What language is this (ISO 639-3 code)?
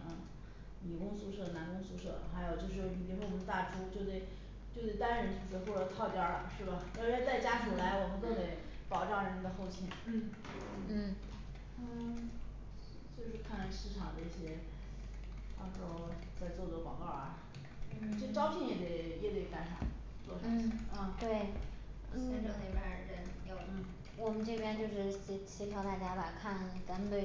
zho